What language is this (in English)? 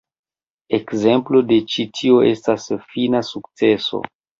Esperanto